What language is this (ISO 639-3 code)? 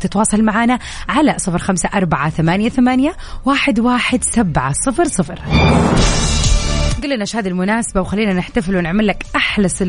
ara